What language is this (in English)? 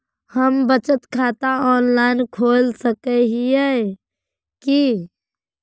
Magahi